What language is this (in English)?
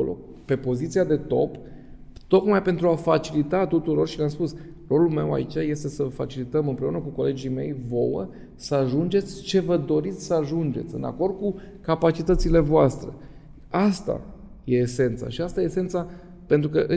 Romanian